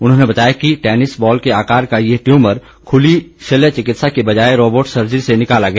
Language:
Hindi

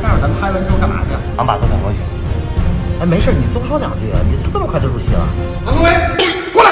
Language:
Chinese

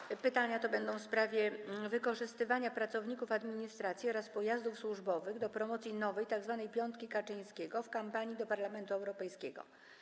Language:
Polish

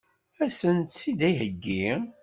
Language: Kabyle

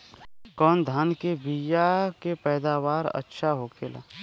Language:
Bhojpuri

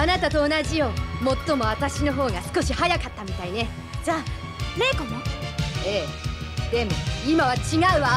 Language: Japanese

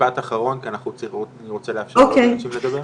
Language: Hebrew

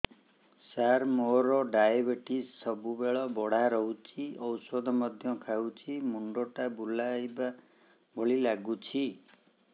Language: Odia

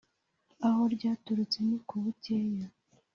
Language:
Kinyarwanda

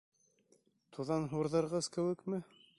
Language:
Bashkir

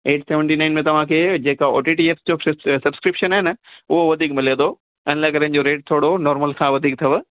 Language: Sindhi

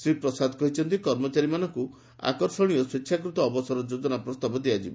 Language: Odia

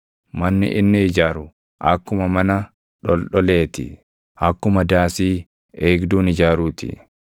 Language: Oromo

